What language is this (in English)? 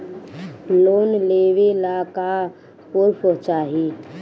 Bhojpuri